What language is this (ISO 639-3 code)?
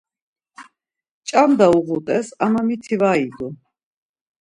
lzz